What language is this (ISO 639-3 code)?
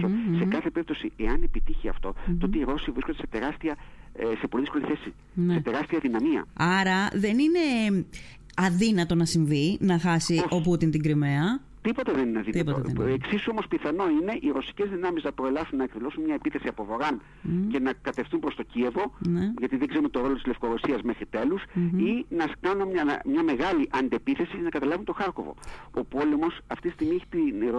ell